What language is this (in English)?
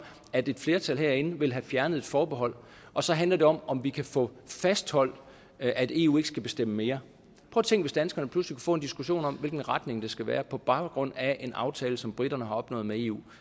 Danish